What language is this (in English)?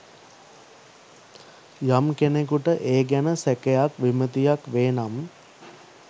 Sinhala